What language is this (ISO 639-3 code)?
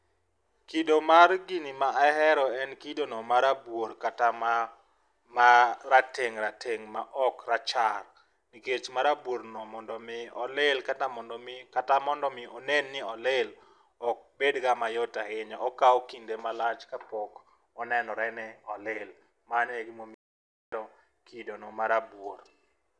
luo